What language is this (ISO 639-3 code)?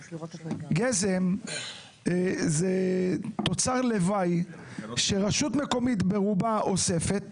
heb